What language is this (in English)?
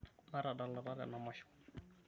Masai